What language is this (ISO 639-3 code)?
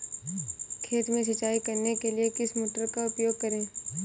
hin